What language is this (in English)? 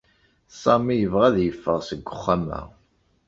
Kabyle